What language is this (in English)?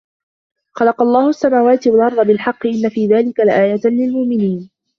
Arabic